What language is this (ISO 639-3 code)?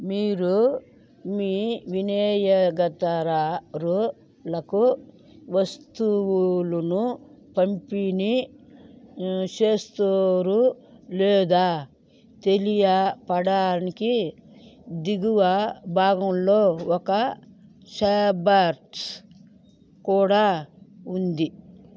tel